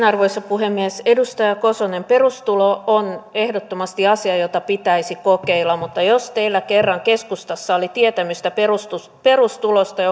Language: Finnish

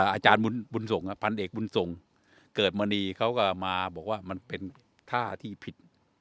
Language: Thai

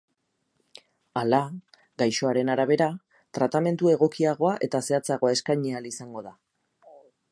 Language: Basque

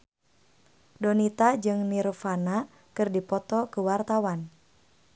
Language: Sundanese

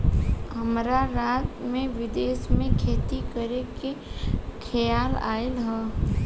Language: Bhojpuri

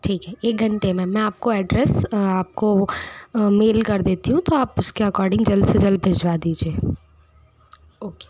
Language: Hindi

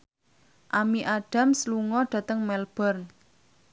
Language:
Javanese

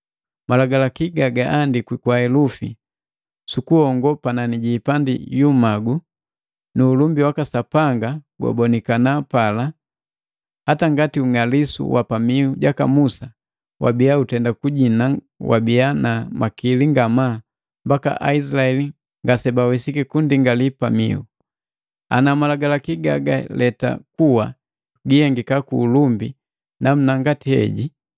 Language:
Matengo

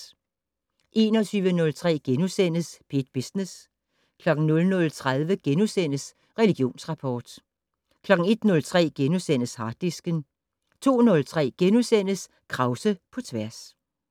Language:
Danish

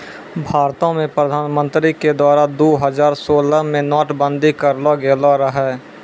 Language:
Maithili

